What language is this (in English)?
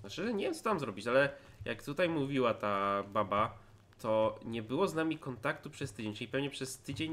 Polish